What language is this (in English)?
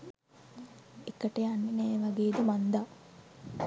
Sinhala